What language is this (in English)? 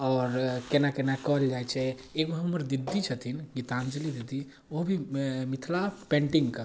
Maithili